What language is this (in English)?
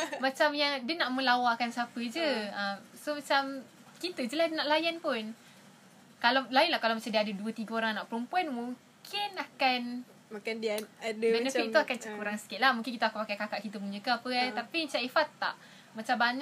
Malay